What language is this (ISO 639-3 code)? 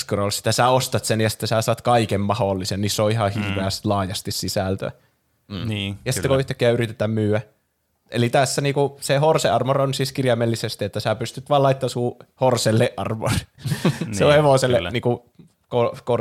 fin